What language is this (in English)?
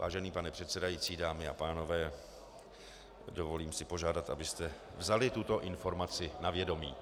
Czech